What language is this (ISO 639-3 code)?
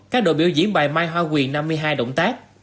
vie